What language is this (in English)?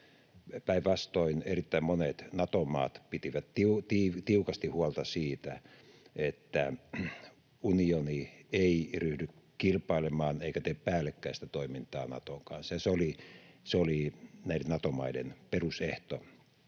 Finnish